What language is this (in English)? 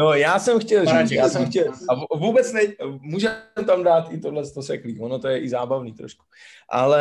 Czech